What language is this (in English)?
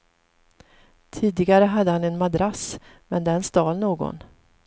Swedish